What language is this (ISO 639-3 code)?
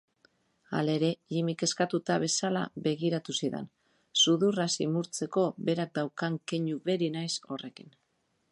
eus